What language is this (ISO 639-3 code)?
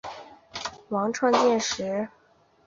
zho